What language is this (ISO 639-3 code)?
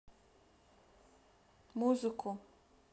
rus